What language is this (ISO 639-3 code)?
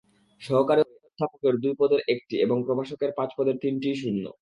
ben